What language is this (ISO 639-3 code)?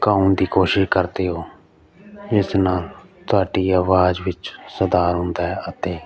pan